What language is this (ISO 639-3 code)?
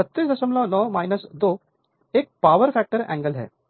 hin